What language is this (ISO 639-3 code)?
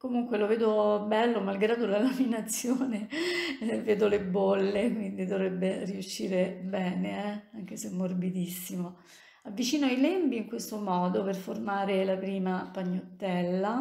ita